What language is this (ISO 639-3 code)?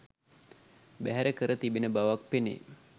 sin